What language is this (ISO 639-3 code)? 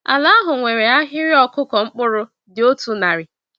ibo